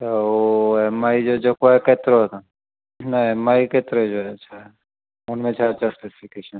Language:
Sindhi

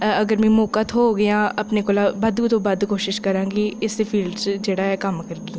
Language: Dogri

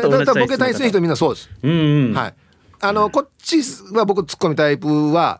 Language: Japanese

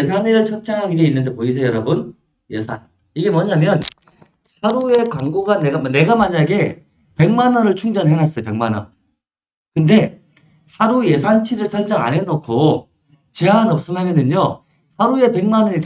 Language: Korean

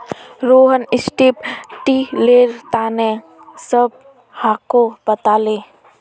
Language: Magahi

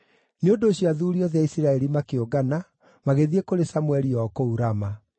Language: Kikuyu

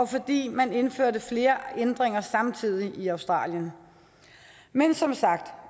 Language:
Danish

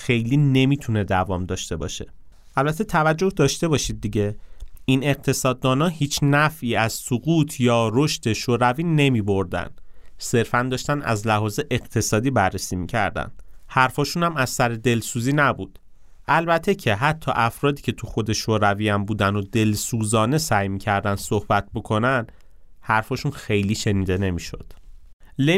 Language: Persian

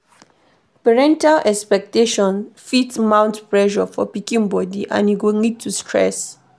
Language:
Nigerian Pidgin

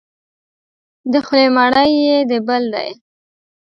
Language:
Pashto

